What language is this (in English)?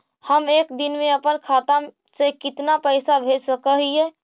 Magahi